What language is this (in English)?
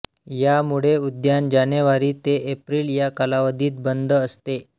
Marathi